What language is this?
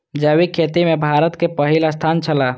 Maithili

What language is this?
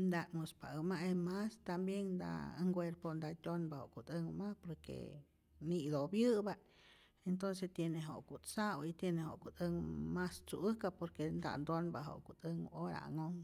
Rayón Zoque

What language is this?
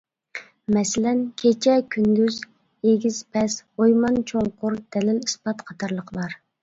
Uyghur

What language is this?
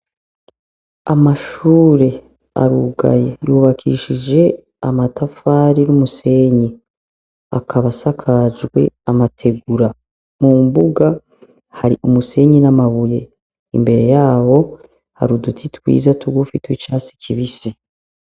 Rundi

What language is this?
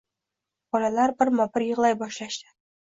Uzbek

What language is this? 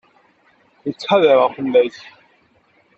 Kabyle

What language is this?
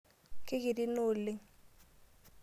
Masai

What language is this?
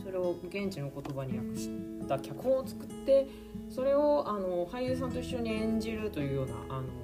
Japanese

